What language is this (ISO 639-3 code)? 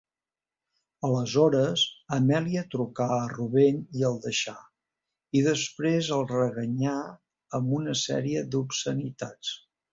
cat